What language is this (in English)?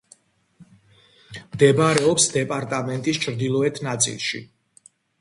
Georgian